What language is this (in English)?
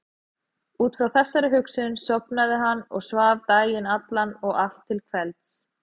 Icelandic